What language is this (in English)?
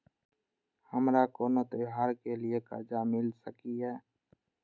Maithili